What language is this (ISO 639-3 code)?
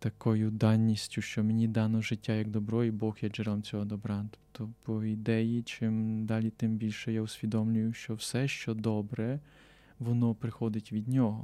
ukr